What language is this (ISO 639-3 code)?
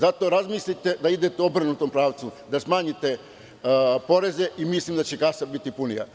srp